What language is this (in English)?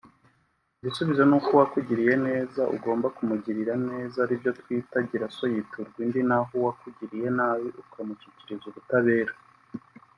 Kinyarwanda